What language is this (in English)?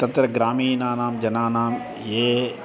Sanskrit